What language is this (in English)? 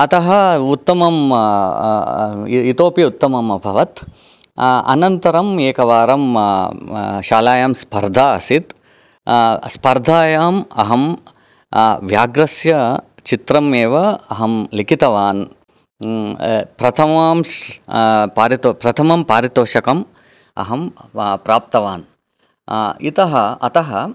Sanskrit